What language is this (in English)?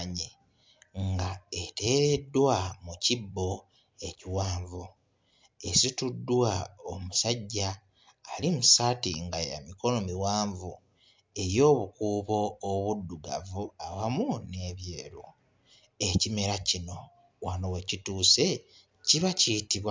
Ganda